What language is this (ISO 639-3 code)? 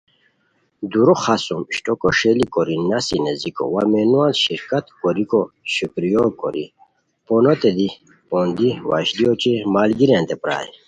khw